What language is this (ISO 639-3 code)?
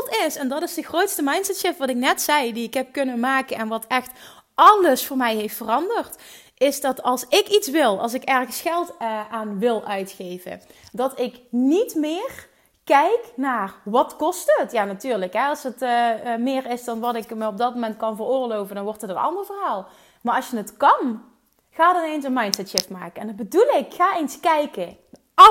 nld